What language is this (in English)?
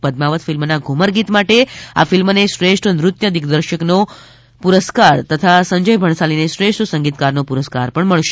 Gujarati